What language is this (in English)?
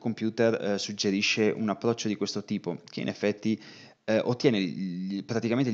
Italian